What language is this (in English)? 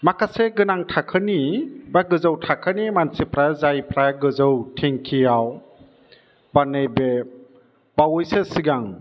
Bodo